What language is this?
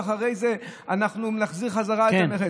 Hebrew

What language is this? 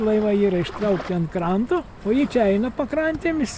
Lithuanian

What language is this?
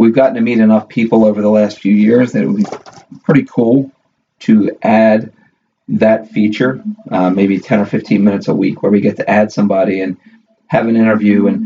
English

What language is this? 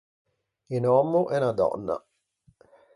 Ligurian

